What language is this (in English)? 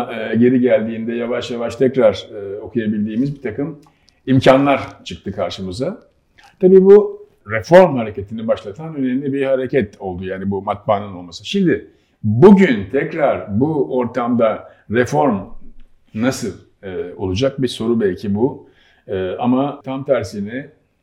Turkish